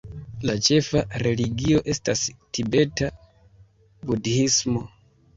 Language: Esperanto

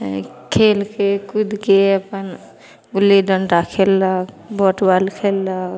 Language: Maithili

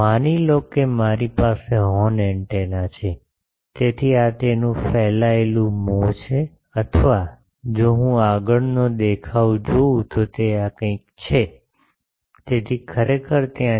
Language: Gujarati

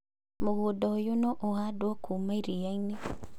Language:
Kikuyu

